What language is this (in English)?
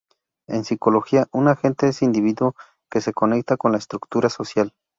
Spanish